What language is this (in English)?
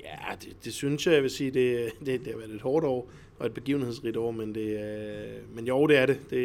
Danish